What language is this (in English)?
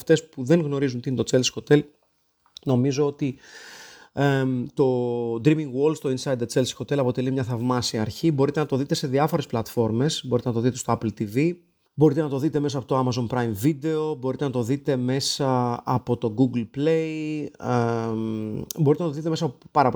Greek